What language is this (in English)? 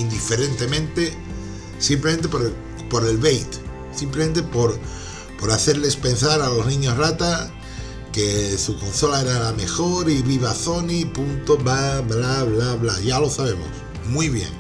Spanish